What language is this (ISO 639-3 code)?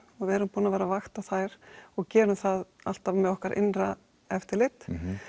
isl